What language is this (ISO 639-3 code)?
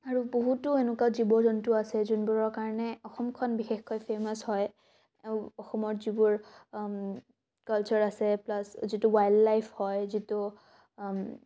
asm